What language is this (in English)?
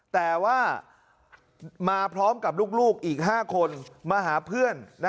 Thai